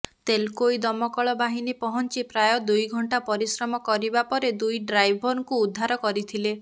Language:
Odia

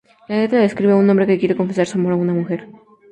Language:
Spanish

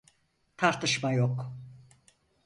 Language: Turkish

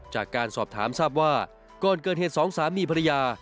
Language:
Thai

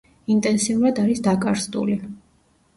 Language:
Georgian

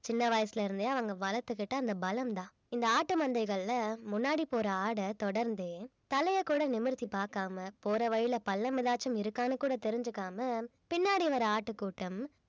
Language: Tamil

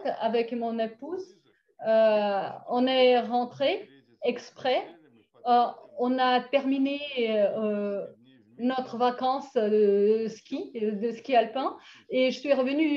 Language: French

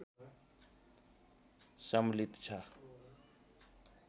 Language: Nepali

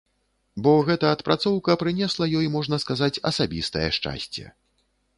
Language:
Belarusian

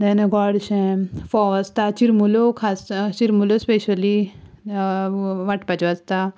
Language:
Konkani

